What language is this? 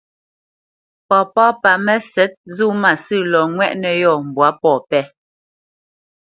Bamenyam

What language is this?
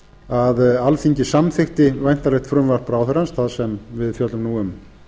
Icelandic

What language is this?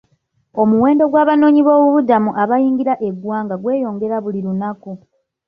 Ganda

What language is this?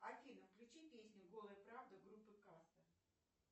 Russian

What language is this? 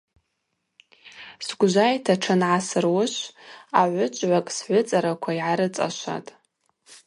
Abaza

